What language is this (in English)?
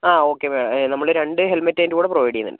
Malayalam